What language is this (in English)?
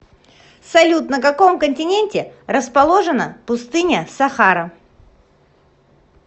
Russian